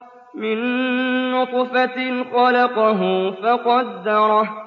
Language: Arabic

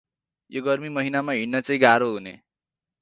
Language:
Nepali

